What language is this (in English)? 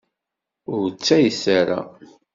Kabyle